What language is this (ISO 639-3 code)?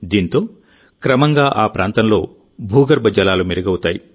tel